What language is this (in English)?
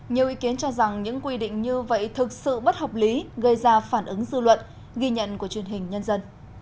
Vietnamese